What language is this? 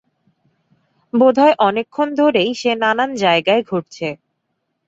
Bangla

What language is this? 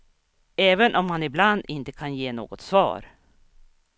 Swedish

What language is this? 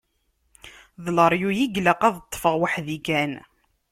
Kabyle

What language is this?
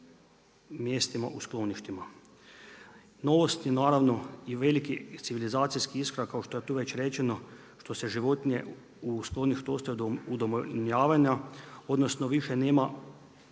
Croatian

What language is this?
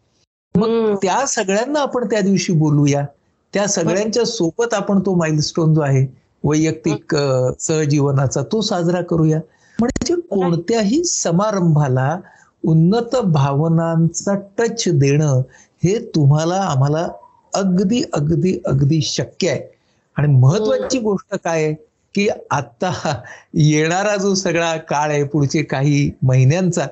Marathi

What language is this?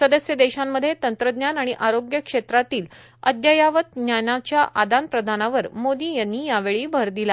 Marathi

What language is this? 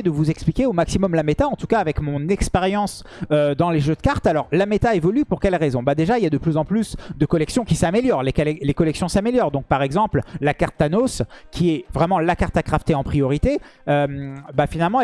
French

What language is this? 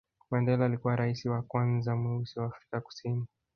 Swahili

